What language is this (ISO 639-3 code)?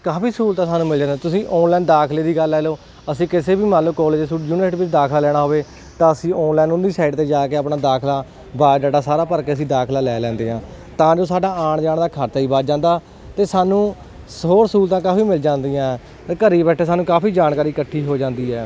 pan